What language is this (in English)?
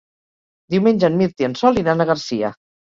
Catalan